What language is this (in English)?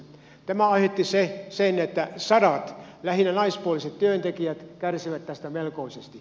Finnish